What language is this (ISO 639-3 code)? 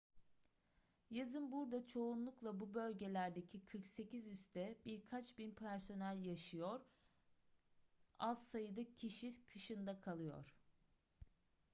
tur